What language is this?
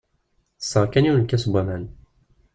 Kabyle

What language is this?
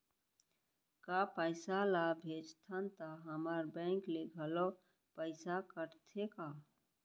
Chhattisgarhi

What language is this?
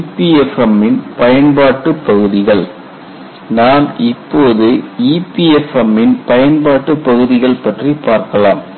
Tamil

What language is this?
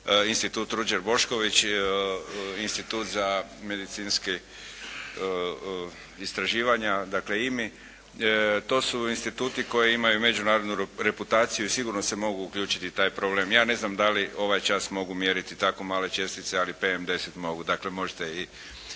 Croatian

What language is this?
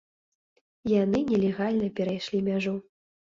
Belarusian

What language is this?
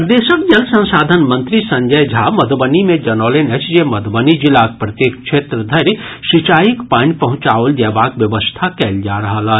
Maithili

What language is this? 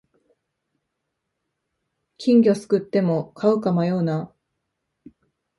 Japanese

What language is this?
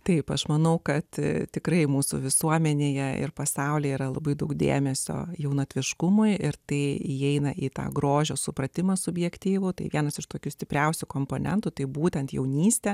Lithuanian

